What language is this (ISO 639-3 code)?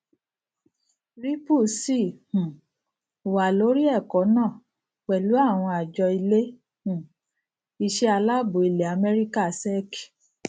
yor